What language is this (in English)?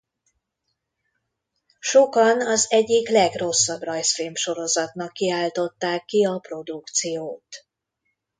Hungarian